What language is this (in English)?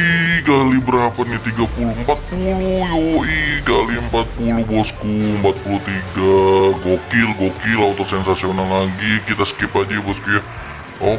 Indonesian